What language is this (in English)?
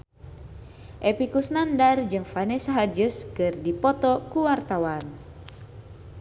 Sundanese